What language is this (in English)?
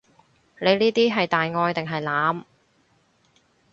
Cantonese